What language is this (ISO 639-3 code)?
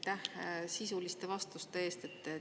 est